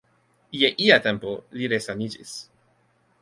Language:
Esperanto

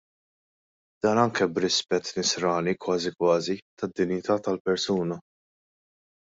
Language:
Maltese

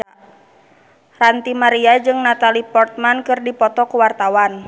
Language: Sundanese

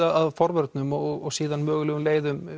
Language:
Icelandic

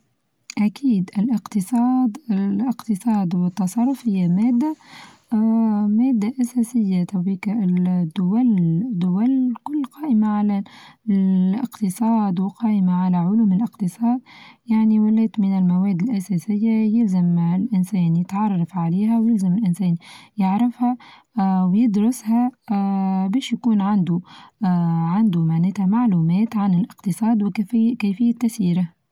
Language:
Tunisian Arabic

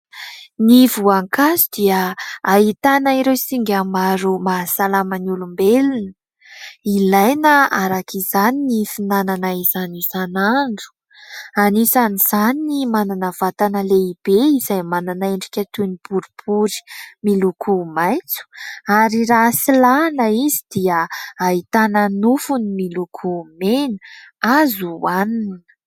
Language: Malagasy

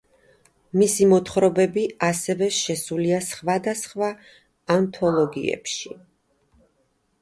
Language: Georgian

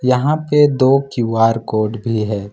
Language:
Hindi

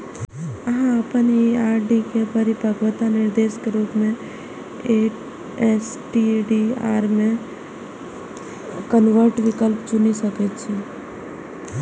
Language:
Maithili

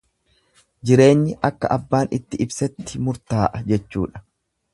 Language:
Oromo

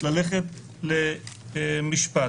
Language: Hebrew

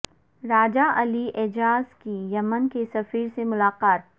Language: Urdu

